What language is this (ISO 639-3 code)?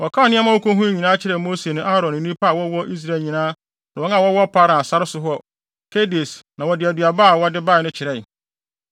aka